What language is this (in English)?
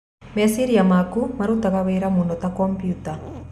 Kikuyu